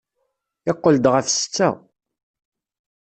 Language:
Kabyle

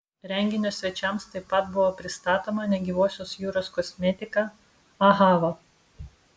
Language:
Lithuanian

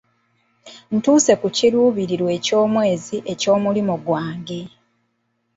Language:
Ganda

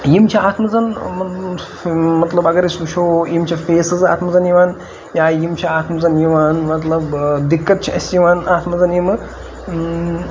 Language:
Kashmiri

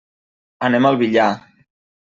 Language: Catalan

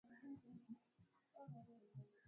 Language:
Swahili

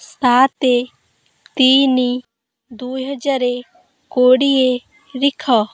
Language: Odia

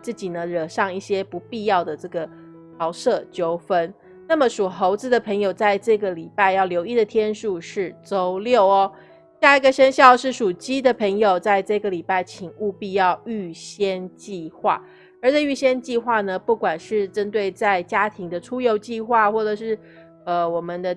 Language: Chinese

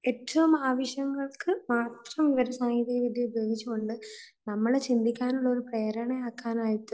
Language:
Malayalam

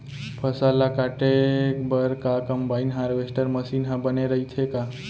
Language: Chhattisgarhi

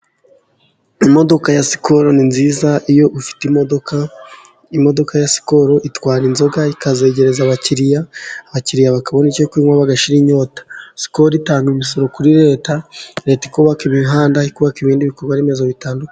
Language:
Kinyarwanda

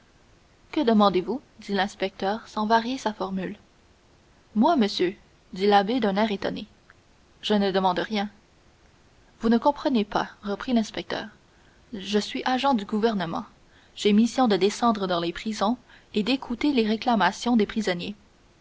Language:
French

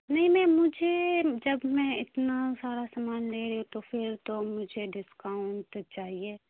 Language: Urdu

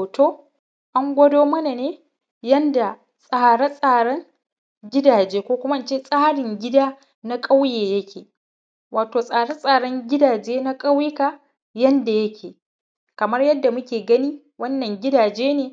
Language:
Hausa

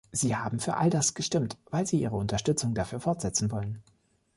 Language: German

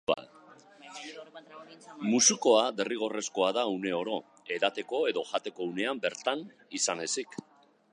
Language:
Basque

